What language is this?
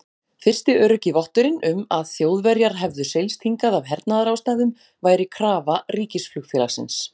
Icelandic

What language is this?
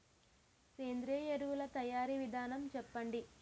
Telugu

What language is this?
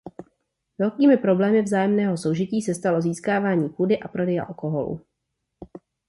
Czech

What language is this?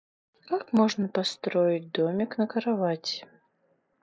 Russian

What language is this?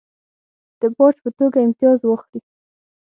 Pashto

